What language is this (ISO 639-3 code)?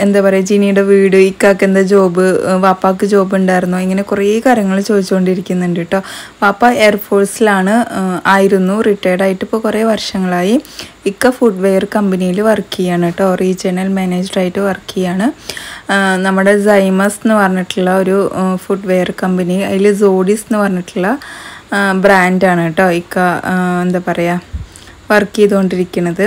mal